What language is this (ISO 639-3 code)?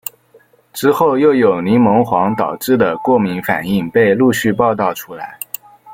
zho